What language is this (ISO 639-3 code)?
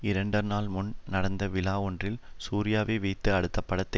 tam